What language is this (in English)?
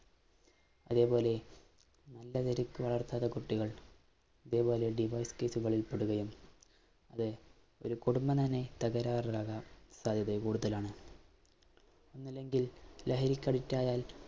Malayalam